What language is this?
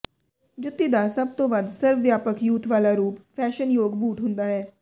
Punjabi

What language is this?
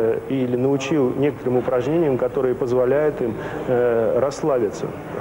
Russian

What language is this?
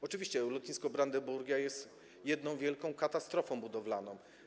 Polish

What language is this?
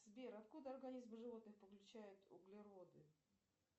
Russian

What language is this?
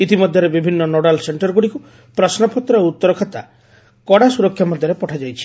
Odia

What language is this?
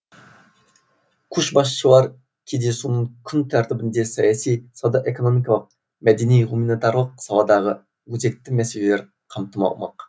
Kazakh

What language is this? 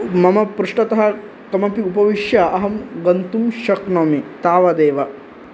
Sanskrit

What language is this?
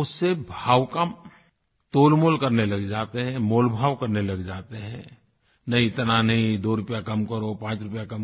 Hindi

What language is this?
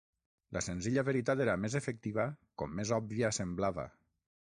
Catalan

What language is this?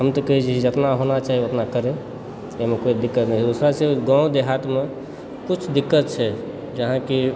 Maithili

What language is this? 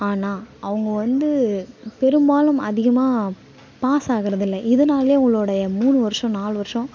Tamil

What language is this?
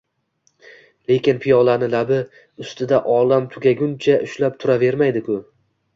Uzbek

